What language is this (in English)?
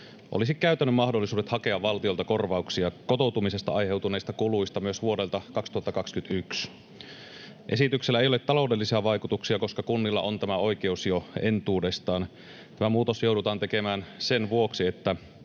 Finnish